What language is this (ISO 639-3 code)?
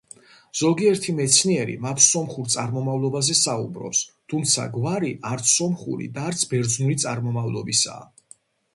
kat